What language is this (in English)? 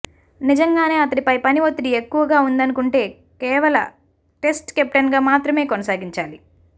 Telugu